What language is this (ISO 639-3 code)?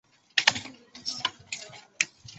zho